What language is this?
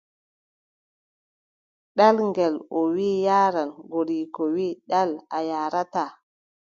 Adamawa Fulfulde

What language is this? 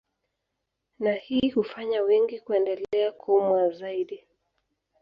Swahili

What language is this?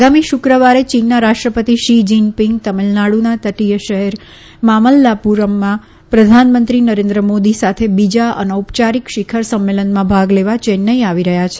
Gujarati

